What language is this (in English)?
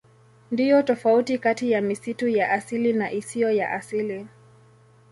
Swahili